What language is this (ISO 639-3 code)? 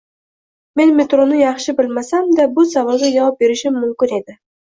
uzb